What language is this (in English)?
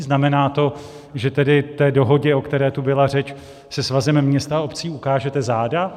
Czech